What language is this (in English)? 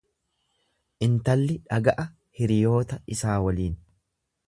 Oromo